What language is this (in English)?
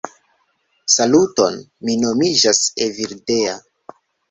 Esperanto